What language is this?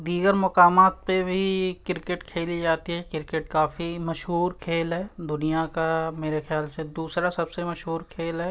Urdu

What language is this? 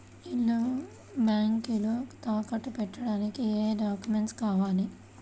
Telugu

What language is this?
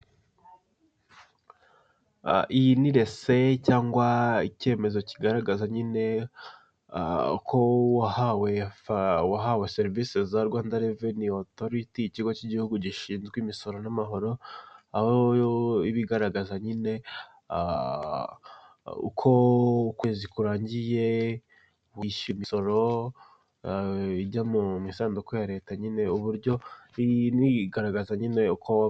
Kinyarwanda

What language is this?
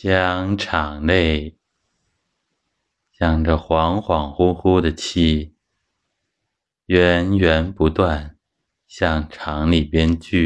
Chinese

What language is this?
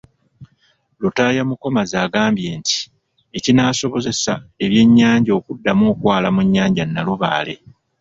Ganda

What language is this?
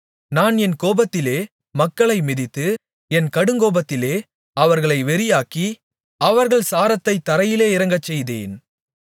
Tamil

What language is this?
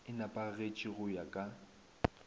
Northern Sotho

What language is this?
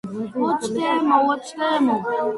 Georgian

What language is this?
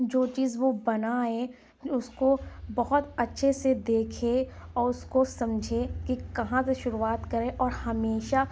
Urdu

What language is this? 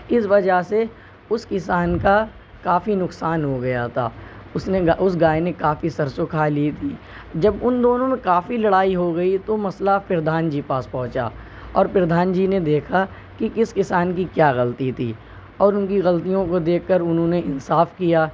Urdu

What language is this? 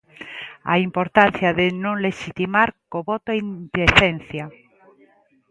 Galician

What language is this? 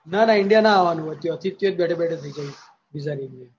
Gujarati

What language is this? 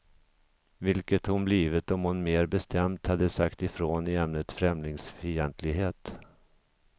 Swedish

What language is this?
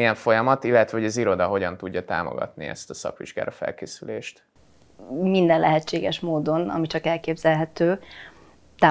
Hungarian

